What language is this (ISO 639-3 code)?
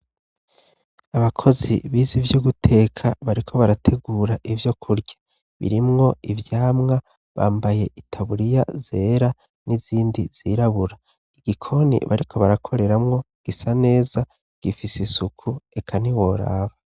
run